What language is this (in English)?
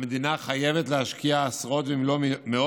Hebrew